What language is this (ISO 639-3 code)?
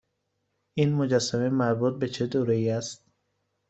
fas